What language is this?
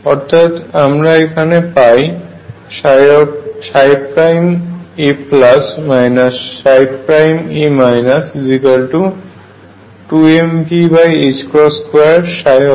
Bangla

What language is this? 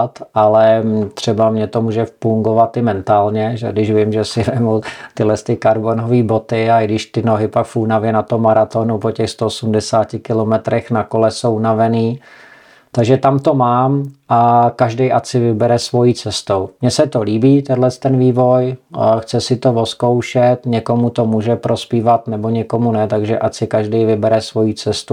Czech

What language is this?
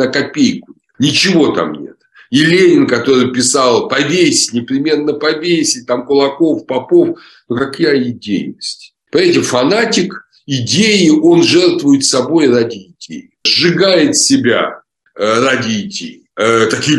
Russian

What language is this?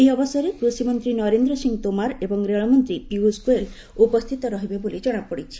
Odia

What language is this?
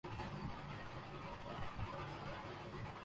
Urdu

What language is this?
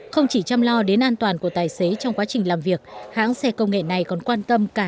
Vietnamese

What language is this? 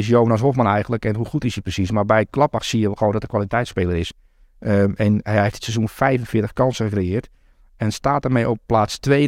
Dutch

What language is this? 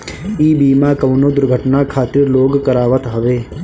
Bhojpuri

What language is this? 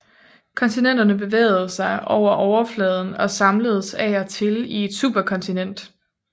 Danish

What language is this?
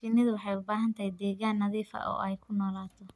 Somali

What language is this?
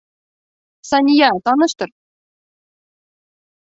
Bashkir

